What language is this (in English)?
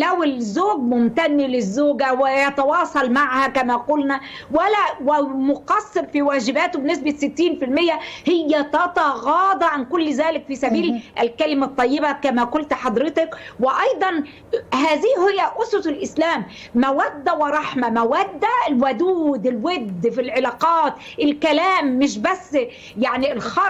Arabic